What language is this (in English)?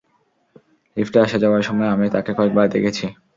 Bangla